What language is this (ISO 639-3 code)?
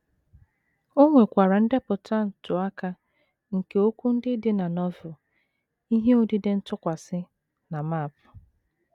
ibo